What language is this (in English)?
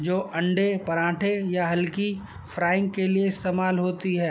Urdu